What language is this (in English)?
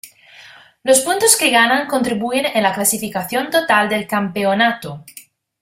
Spanish